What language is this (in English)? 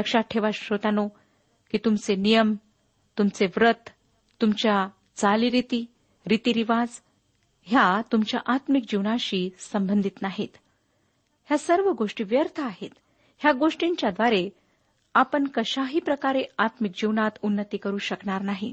Marathi